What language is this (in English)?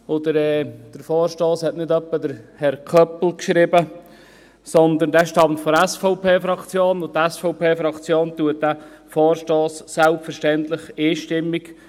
Swiss German